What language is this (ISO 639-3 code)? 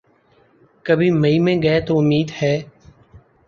urd